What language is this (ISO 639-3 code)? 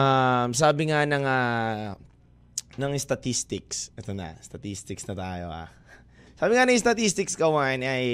fil